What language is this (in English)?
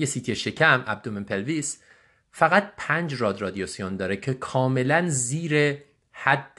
Persian